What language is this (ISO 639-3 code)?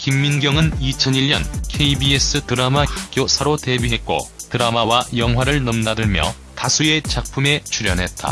kor